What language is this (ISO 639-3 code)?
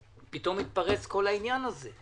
heb